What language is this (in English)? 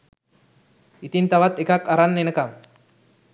Sinhala